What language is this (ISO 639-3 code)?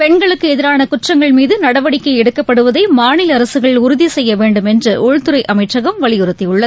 tam